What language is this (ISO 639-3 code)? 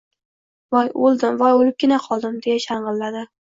uzb